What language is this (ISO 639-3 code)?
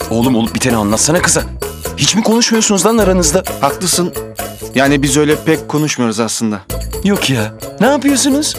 tur